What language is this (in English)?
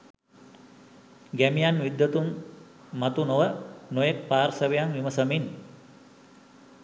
Sinhala